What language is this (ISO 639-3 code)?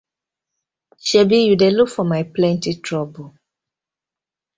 pcm